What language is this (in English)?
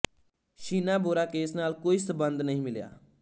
Punjabi